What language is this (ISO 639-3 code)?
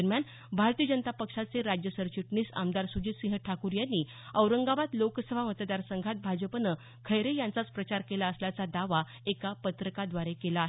mar